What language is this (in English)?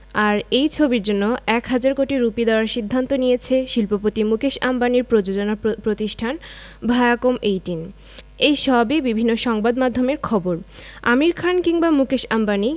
Bangla